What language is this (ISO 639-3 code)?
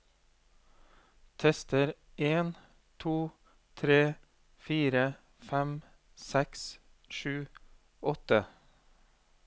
nor